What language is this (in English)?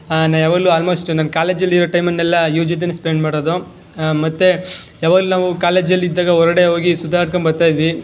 Kannada